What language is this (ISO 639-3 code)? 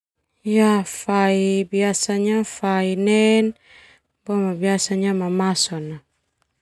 twu